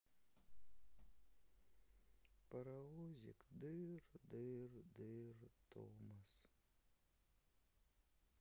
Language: Russian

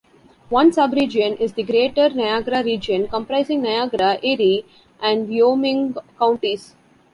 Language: English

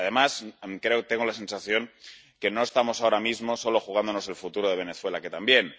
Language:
Spanish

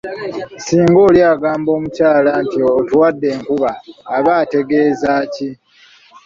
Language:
Ganda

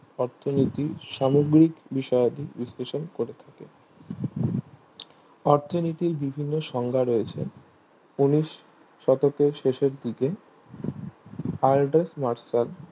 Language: Bangla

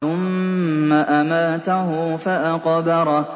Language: Arabic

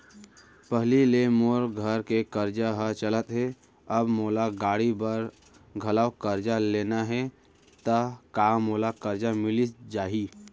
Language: Chhattisgarhi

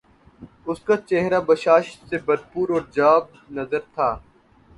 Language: Urdu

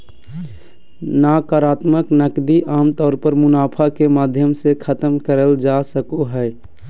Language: Magahi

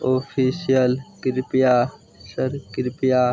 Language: Maithili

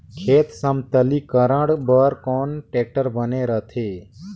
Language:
Chhattisgarhi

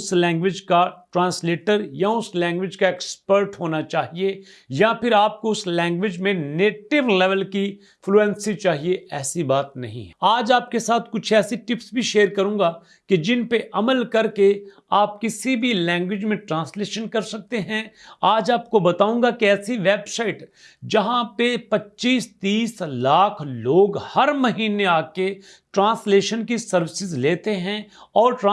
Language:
Urdu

